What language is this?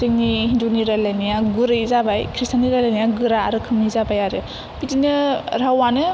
Bodo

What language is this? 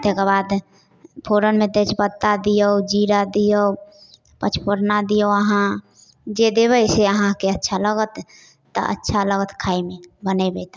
Maithili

